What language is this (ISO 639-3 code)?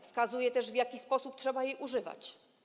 pol